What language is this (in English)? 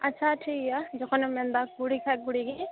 Santali